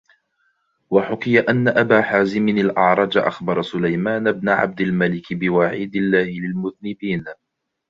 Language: Arabic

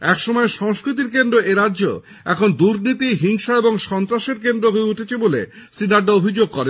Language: Bangla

